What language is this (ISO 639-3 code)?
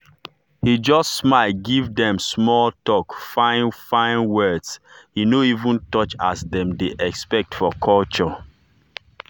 pcm